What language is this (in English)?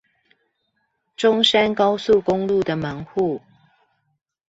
Chinese